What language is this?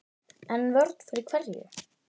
Icelandic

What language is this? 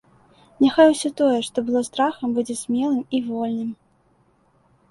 Belarusian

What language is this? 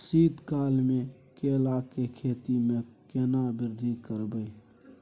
Maithili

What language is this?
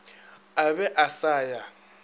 Northern Sotho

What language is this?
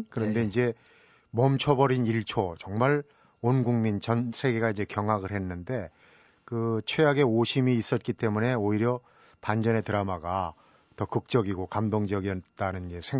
Korean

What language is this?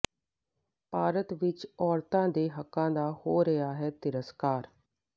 Punjabi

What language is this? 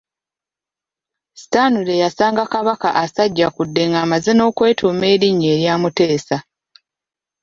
Ganda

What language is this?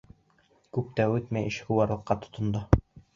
Bashkir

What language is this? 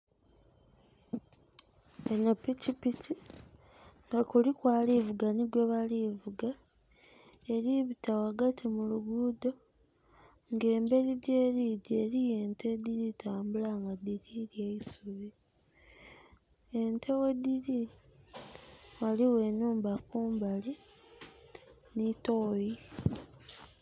Soga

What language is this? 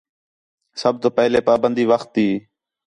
Khetrani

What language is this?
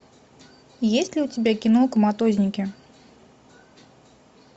Russian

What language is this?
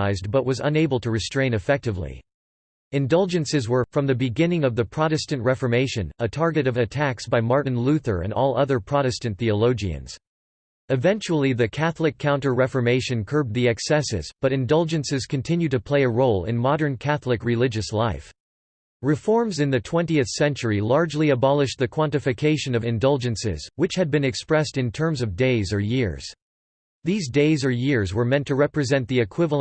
English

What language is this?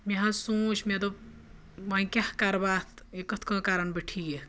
Kashmiri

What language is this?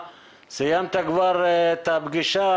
Hebrew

